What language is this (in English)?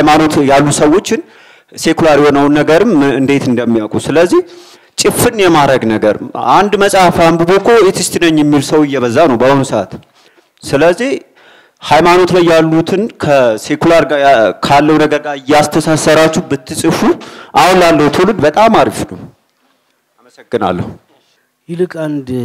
Amharic